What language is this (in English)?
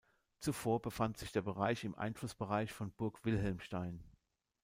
German